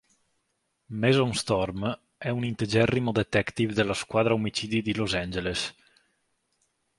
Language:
Italian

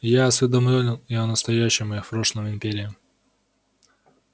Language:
Russian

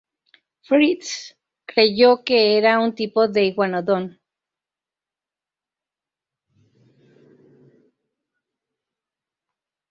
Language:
Spanish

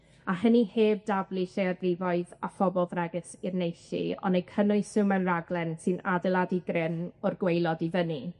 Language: Welsh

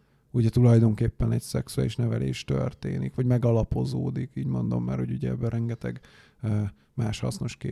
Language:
Hungarian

